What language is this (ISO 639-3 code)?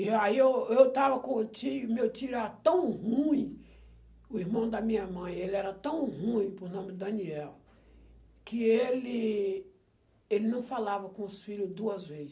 por